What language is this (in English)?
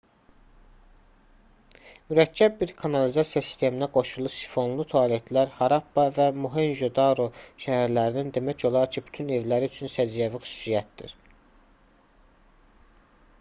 Azerbaijani